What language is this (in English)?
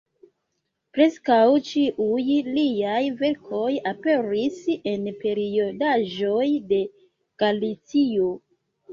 Esperanto